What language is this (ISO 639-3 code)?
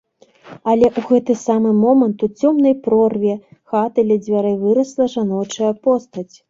bel